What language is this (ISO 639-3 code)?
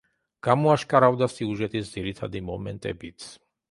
kat